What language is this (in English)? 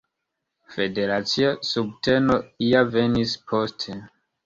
Esperanto